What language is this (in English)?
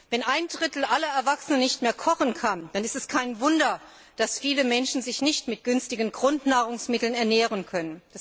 German